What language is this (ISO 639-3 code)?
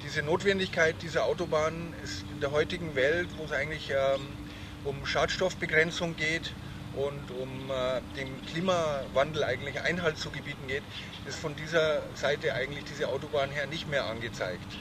deu